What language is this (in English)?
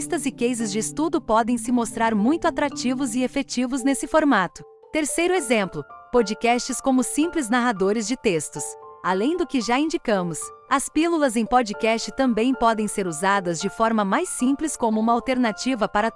Portuguese